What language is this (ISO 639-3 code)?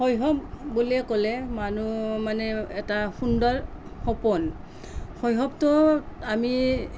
asm